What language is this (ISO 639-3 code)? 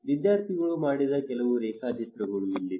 kan